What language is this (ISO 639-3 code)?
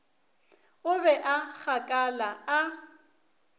nso